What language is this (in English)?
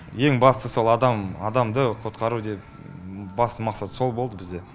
Kazakh